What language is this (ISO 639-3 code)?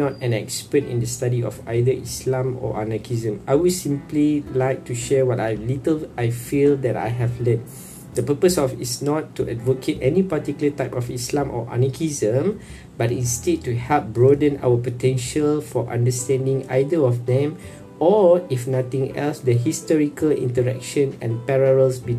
msa